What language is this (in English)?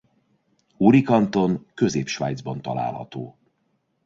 Hungarian